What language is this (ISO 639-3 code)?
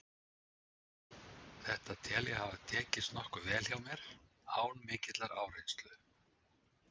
isl